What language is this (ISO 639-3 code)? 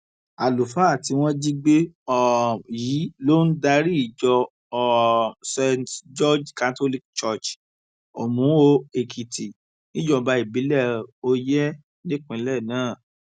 yor